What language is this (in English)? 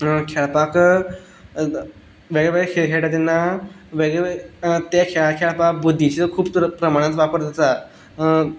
Konkani